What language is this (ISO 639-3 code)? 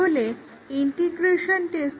ben